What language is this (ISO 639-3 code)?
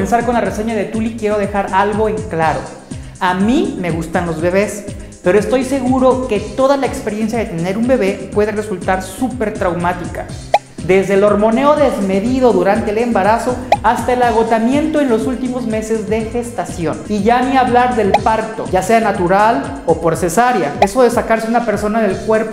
spa